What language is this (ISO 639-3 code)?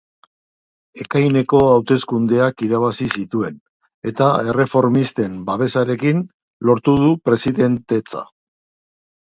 eus